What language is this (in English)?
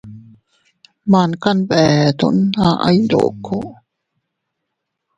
Teutila Cuicatec